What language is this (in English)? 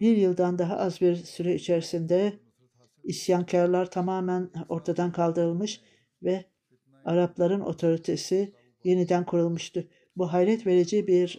Turkish